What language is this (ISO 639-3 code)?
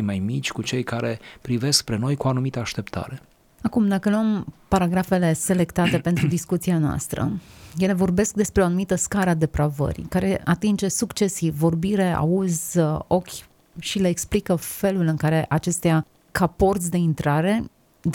ron